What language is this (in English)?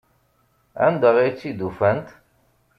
Kabyle